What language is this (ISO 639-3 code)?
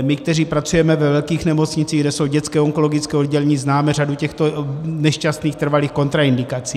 ces